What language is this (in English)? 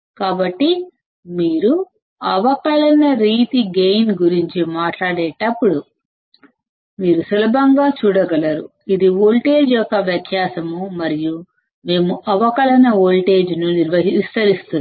Telugu